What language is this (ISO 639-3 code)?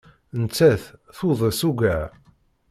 kab